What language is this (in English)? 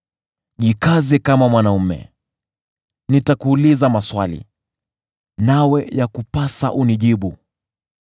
Swahili